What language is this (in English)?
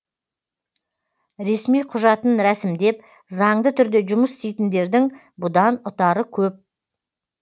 Kazakh